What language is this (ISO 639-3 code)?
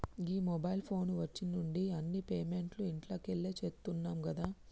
tel